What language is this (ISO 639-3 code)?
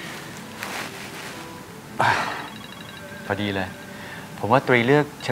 tha